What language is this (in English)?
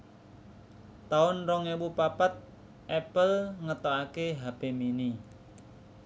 Javanese